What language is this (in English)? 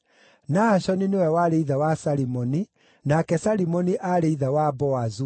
Kikuyu